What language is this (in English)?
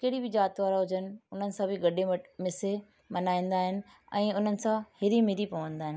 Sindhi